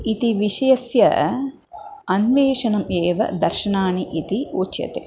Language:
Sanskrit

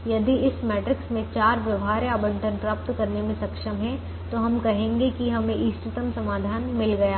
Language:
Hindi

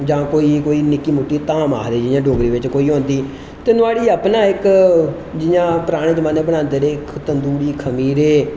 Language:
Dogri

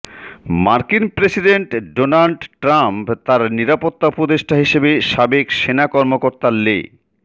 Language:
Bangla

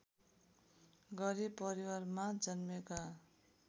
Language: Nepali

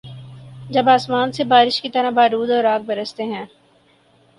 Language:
Urdu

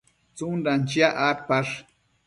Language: Matsés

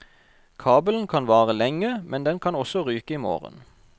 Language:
Norwegian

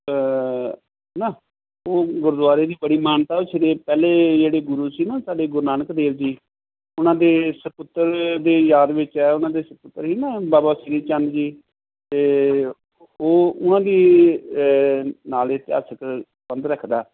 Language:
Punjabi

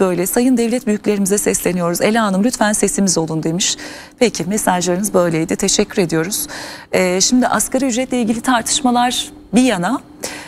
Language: Turkish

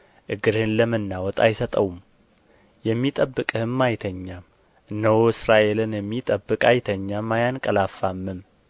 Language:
Amharic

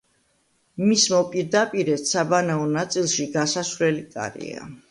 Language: Georgian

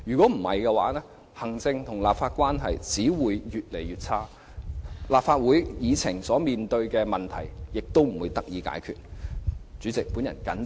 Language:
Cantonese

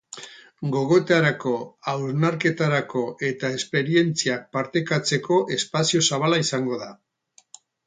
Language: Basque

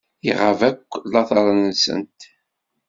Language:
Kabyle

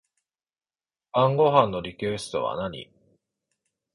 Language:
Japanese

